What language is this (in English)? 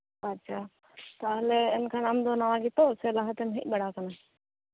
Santali